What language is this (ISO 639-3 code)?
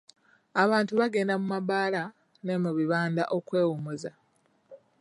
lug